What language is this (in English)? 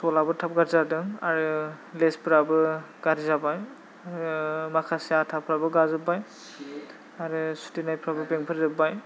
Bodo